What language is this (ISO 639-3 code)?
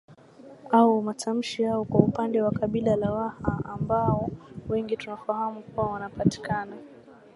swa